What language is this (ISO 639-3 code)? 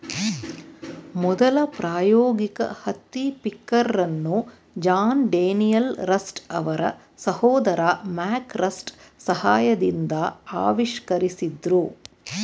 kan